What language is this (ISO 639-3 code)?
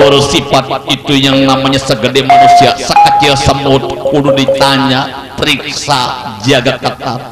ind